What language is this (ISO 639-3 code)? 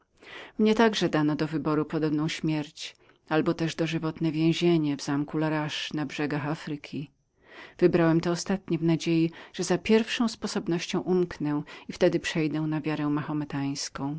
pol